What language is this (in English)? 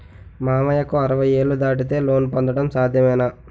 Telugu